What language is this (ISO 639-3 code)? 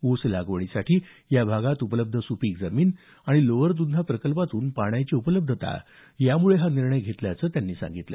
mar